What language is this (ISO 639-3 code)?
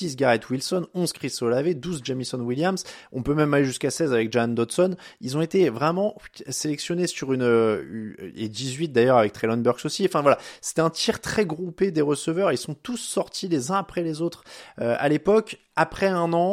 fra